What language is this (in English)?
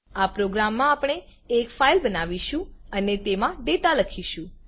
Gujarati